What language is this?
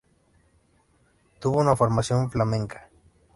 Spanish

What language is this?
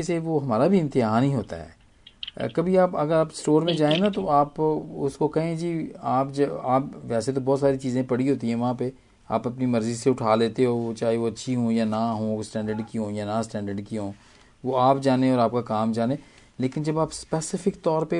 Hindi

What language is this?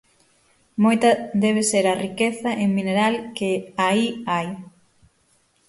Galician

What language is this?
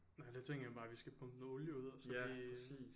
Danish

